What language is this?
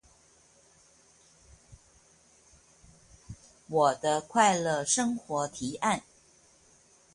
Chinese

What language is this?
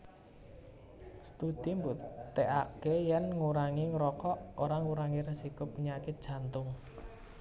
Javanese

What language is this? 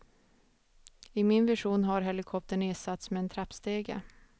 Swedish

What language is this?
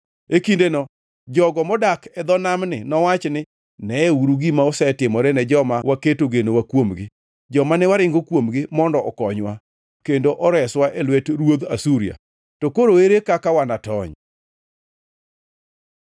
Luo (Kenya and Tanzania)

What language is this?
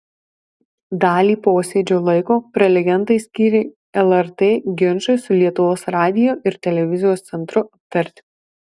Lithuanian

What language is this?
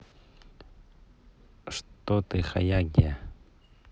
Russian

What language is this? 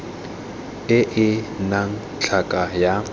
Tswana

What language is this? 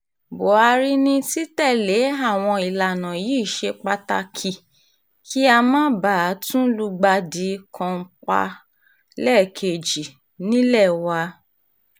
Yoruba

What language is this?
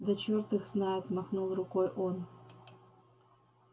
Russian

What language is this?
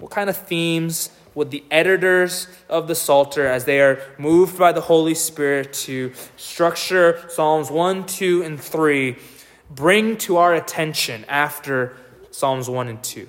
English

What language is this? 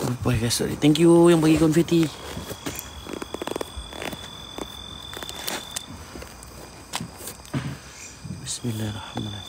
Malay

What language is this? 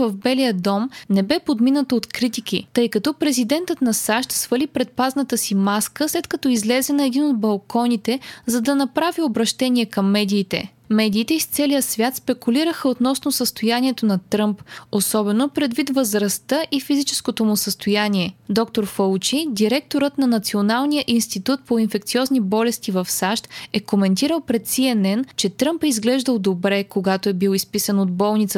Bulgarian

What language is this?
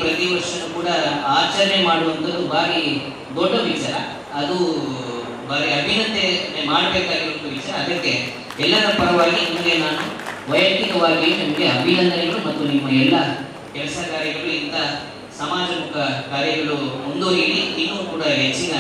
Kannada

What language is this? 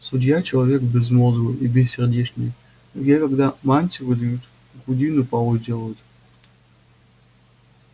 Russian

